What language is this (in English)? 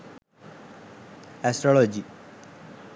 Sinhala